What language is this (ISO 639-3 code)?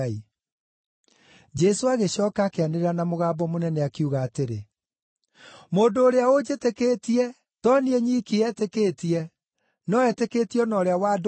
kik